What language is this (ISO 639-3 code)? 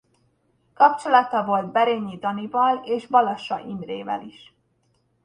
hun